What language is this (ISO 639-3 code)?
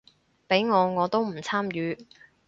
yue